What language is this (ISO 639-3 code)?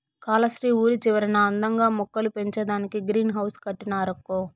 tel